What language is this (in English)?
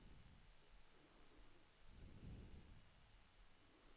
Swedish